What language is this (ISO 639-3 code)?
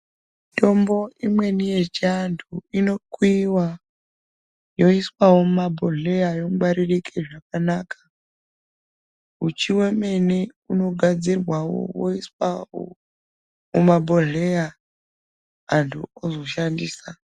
ndc